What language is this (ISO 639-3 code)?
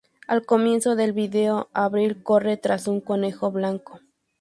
spa